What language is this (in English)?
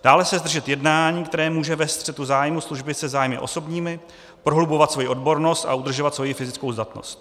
Czech